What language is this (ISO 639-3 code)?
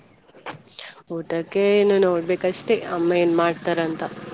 kan